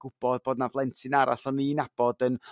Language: Welsh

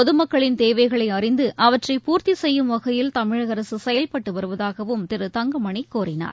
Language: Tamil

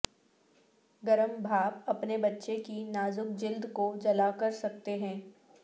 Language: Urdu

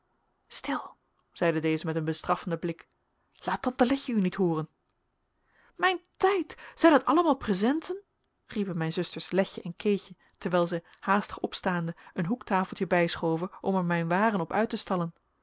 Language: Dutch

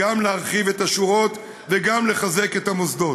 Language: Hebrew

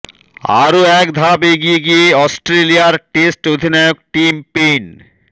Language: Bangla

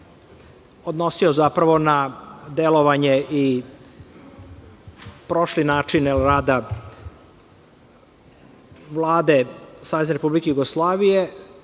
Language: Serbian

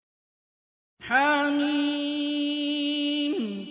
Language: Arabic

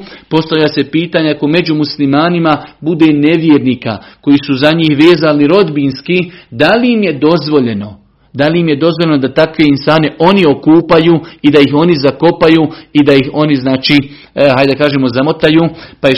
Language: Croatian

